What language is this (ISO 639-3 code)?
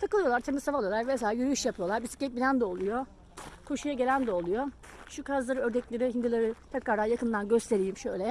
tur